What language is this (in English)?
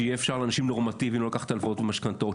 Hebrew